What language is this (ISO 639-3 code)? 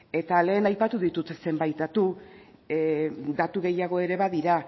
eus